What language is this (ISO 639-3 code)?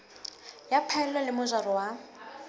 sot